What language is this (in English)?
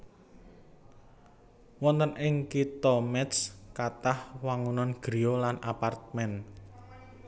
Javanese